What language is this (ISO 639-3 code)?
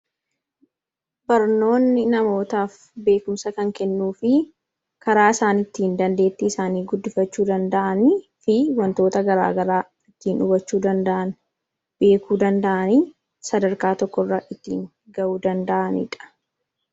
orm